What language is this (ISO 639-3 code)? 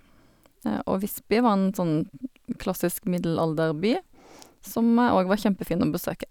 nor